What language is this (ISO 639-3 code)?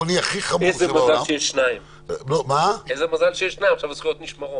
heb